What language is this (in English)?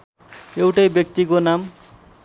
Nepali